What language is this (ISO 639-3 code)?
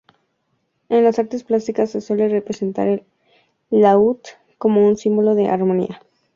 spa